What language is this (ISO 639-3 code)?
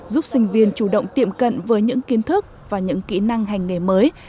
vie